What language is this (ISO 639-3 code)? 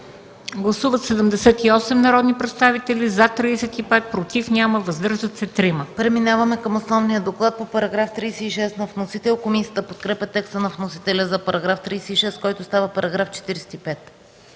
bul